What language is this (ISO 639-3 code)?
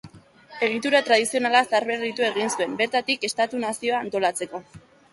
eus